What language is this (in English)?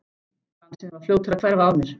Icelandic